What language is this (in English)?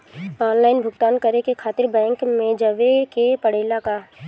Bhojpuri